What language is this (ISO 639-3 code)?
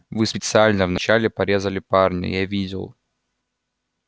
rus